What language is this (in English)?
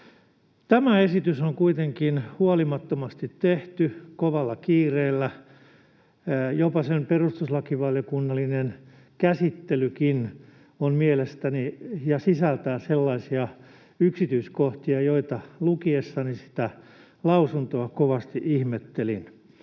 Finnish